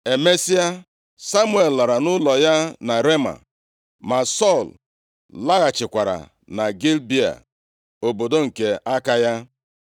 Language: Igbo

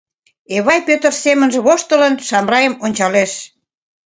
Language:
Mari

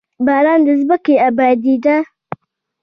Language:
Pashto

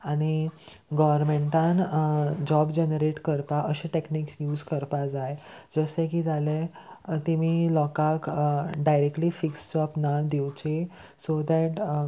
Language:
Konkani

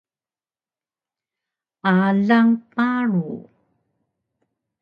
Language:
Taroko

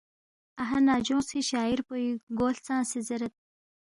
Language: Balti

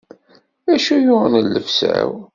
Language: Kabyle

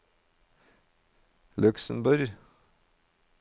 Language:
Norwegian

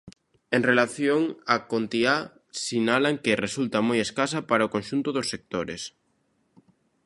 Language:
Galician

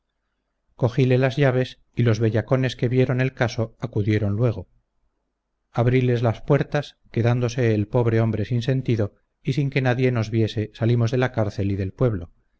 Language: Spanish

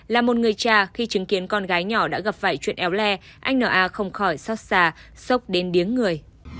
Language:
Vietnamese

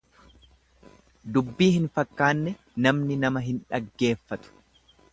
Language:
Oromo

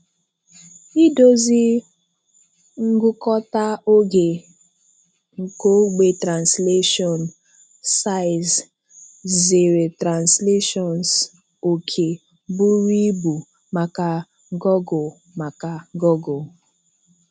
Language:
Igbo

